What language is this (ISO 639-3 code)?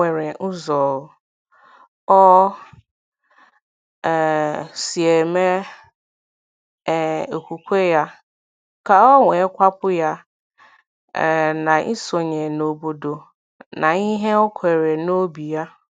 ibo